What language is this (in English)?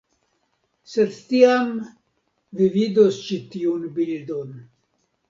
Esperanto